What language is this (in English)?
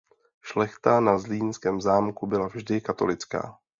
Czech